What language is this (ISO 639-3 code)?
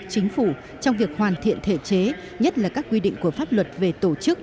vie